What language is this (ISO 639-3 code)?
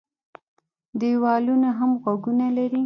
pus